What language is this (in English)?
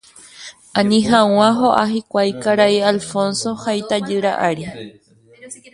Guarani